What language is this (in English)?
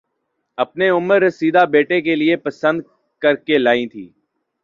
Urdu